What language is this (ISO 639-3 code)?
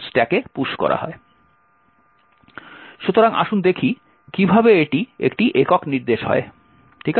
ben